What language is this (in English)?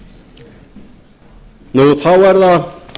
Icelandic